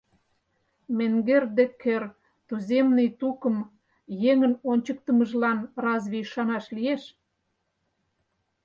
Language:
Mari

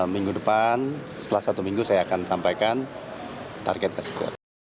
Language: Indonesian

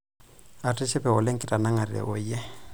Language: Masai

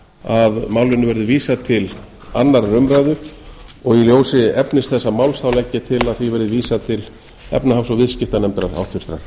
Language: Icelandic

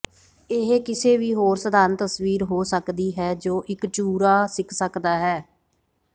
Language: Punjabi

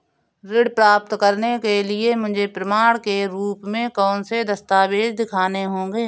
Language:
Hindi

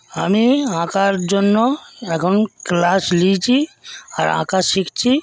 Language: Bangla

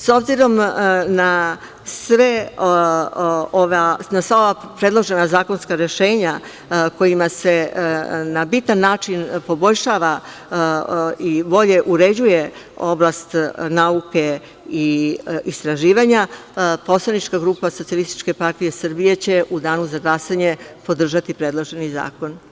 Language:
Serbian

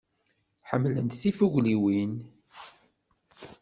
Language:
Kabyle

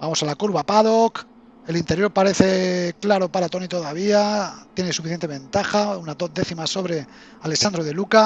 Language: Spanish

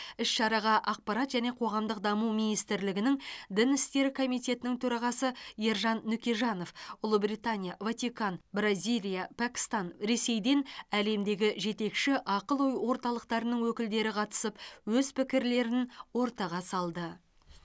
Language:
Kazakh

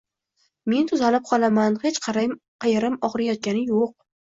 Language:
Uzbek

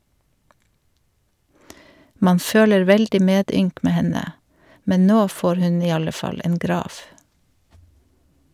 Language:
Norwegian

